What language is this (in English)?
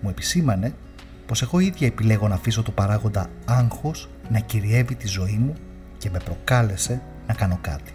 Greek